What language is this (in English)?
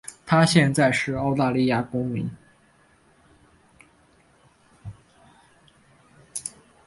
Chinese